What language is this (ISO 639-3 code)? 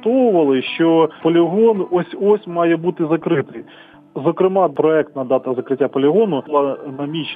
ukr